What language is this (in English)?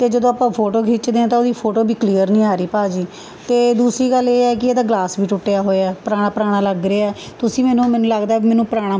Punjabi